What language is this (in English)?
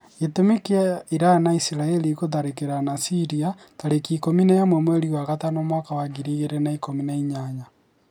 Kikuyu